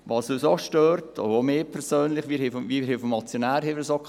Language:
Swiss German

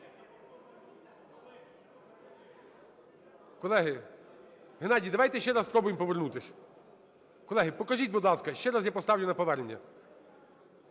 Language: Ukrainian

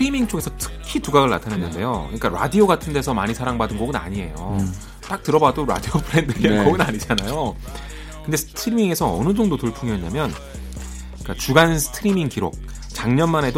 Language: Korean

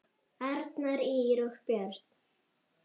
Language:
Icelandic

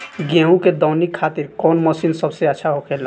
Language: Bhojpuri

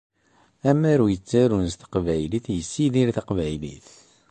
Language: Kabyle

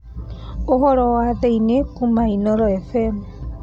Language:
Kikuyu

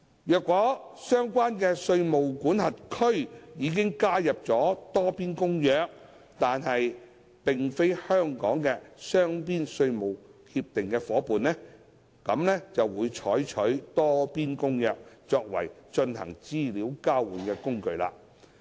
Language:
Cantonese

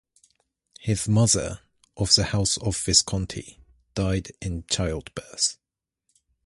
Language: English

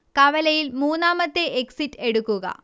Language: Malayalam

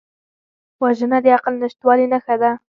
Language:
Pashto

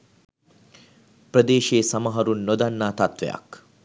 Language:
Sinhala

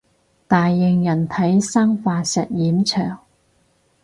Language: Cantonese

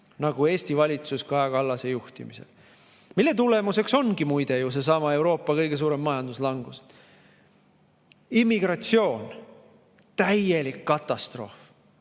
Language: Estonian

